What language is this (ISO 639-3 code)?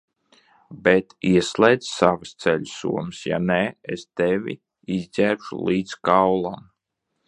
lav